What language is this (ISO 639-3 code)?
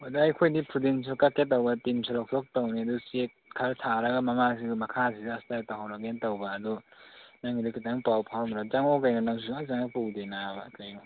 mni